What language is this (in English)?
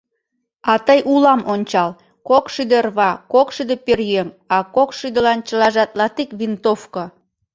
Mari